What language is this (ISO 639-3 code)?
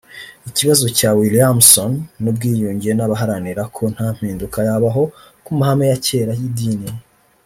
kin